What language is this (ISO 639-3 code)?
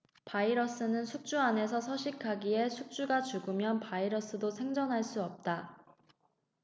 kor